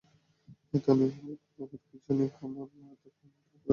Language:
Bangla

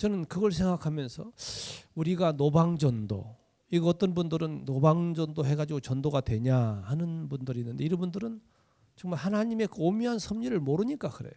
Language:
Korean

